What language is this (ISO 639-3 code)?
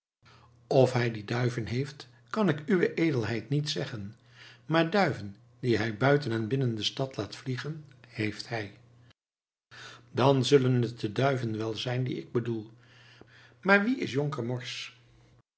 nld